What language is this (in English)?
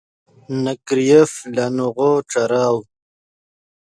Yidgha